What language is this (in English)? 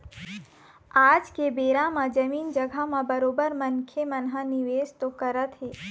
Chhattisgarhi